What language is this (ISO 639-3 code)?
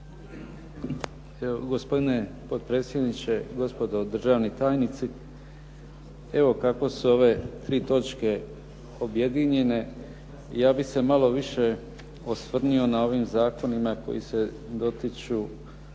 hrv